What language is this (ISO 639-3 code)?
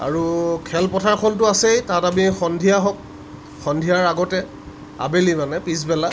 asm